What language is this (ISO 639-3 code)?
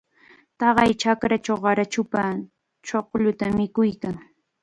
qxa